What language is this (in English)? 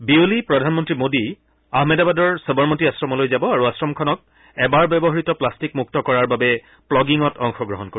Assamese